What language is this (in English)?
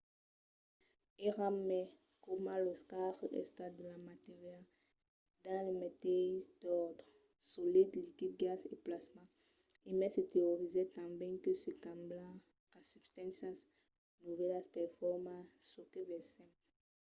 Occitan